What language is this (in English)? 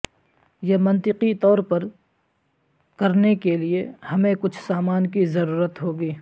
Urdu